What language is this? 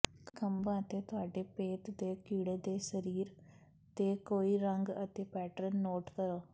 Punjabi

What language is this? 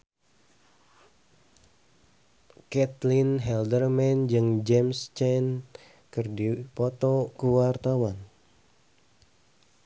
Sundanese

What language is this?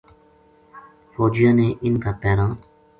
Gujari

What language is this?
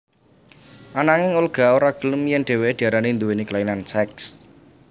Javanese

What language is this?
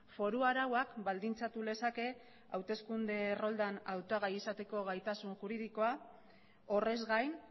Basque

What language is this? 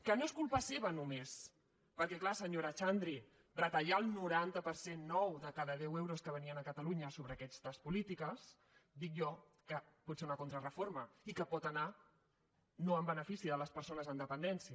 Catalan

